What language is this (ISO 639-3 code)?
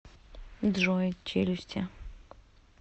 rus